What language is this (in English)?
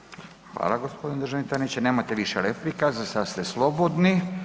Croatian